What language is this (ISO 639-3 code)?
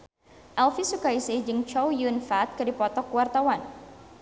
sun